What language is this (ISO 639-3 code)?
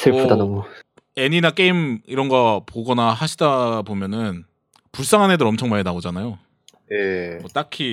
kor